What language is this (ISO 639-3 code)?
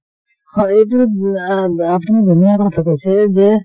asm